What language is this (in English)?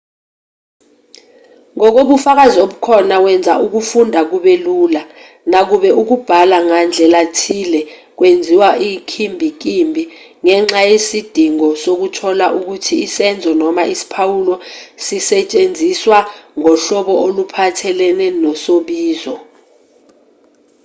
Zulu